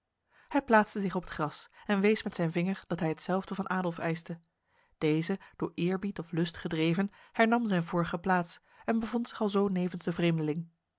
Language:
Dutch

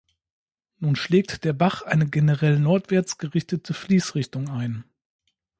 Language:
German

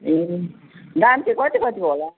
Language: Nepali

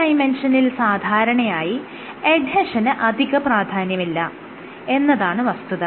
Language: Malayalam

